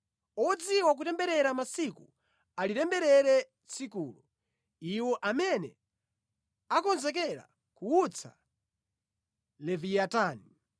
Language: Nyanja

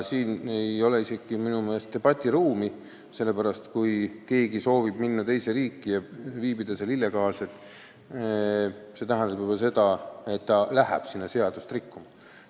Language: Estonian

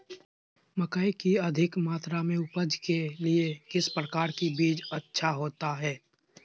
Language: Magahi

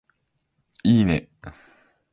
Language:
Japanese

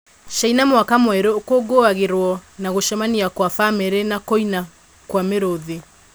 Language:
Kikuyu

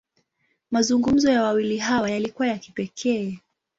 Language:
Swahili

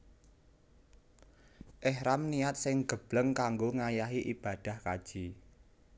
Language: Javanese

